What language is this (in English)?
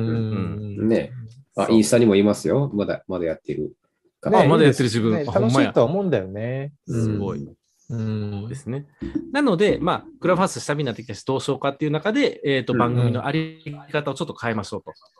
Japanese